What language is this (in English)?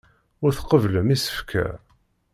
Kabyle